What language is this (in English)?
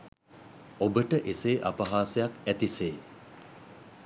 Sinhala